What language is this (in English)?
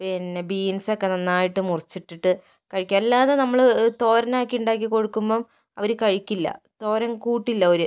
Malayalam